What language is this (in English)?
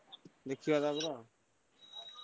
Odia